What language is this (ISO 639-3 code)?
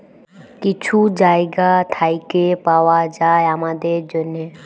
ben